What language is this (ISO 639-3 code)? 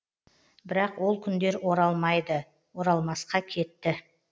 kaz